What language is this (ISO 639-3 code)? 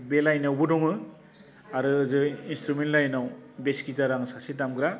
brx